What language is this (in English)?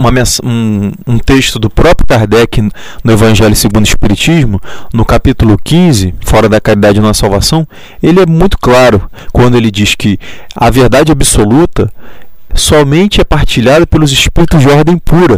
Portuguese